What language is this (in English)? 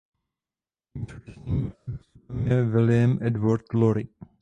Czech